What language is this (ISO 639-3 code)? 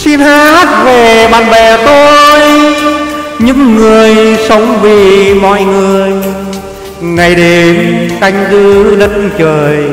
vie